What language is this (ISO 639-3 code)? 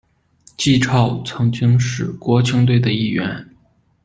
zho